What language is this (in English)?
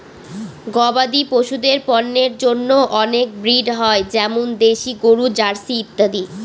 Bangla